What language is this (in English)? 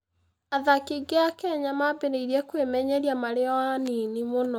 Kikuyu